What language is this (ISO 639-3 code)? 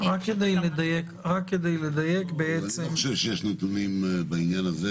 heb